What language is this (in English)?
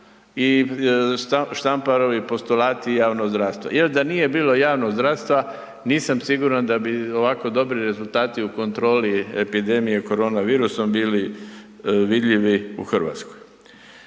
Croatian